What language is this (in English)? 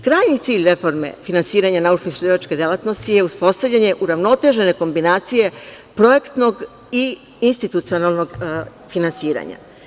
Serbian